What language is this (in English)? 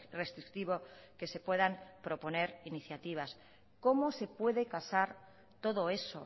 Spanish